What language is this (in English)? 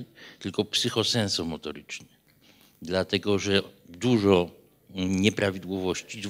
Polish